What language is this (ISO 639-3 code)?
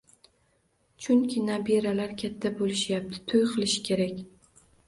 uzb